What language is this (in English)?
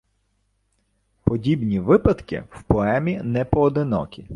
Ukrainian